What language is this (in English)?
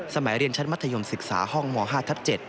Thai